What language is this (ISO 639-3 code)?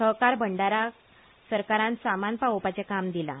kok